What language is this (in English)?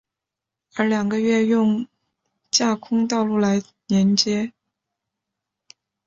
Chinese